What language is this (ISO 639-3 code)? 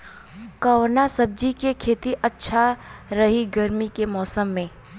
bho